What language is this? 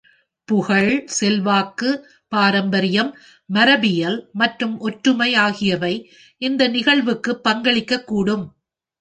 Tamil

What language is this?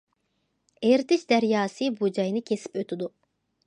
Uyghur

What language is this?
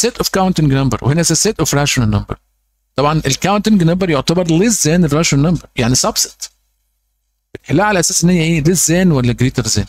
Arabic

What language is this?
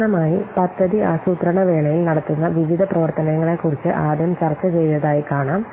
Malayalam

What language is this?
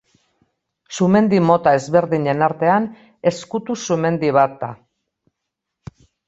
Basque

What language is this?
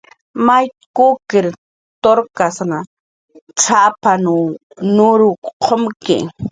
Jaqaru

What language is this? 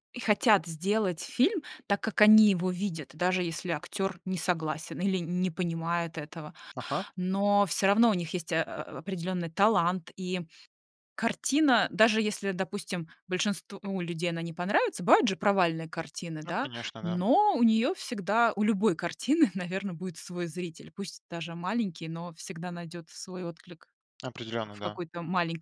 Russian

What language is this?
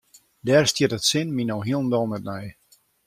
Western Frisian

